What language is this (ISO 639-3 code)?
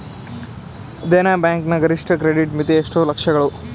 kan